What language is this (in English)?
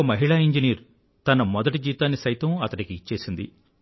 Telugu